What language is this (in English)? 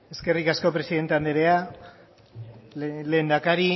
Basque